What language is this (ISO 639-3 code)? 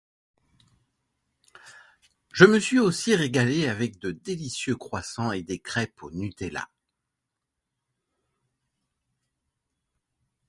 fra